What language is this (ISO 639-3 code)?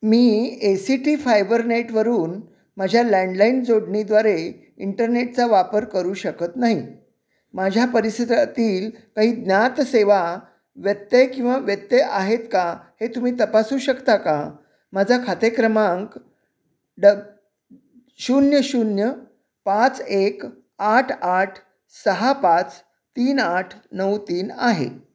mar